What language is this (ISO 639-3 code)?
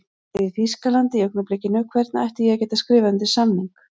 isl